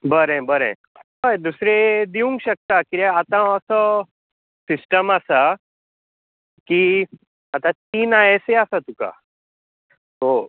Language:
Konkani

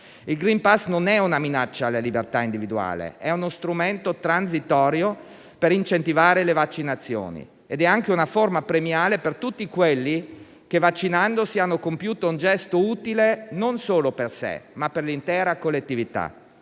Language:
Italian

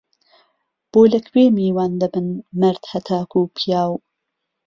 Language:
Central Kurdish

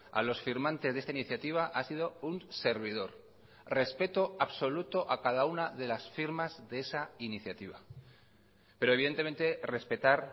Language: Spanish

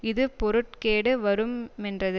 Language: Tamil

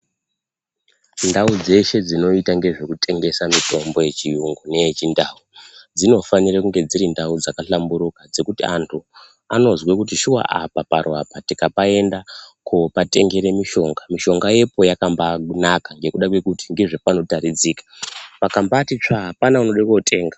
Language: Ndau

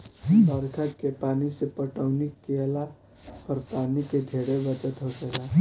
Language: Bhojpuri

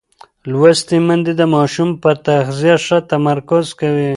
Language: Pashto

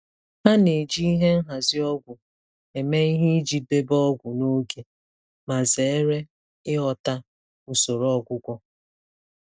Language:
Igbo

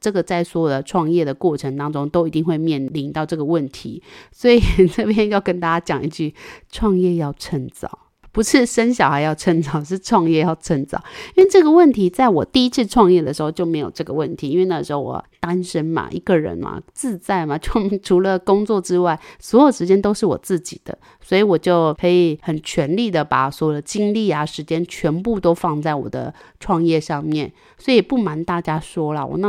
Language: Chinese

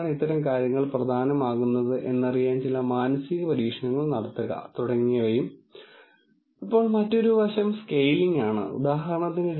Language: Malayalam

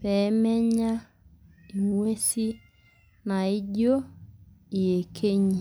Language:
Masai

